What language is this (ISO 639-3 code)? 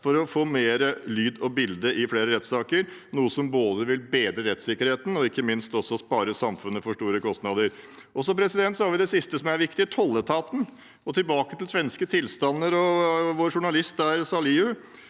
nor